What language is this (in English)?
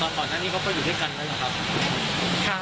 Thai